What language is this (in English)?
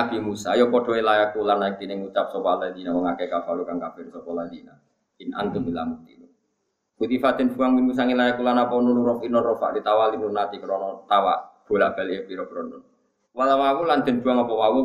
Indonesian